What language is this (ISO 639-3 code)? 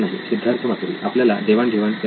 mar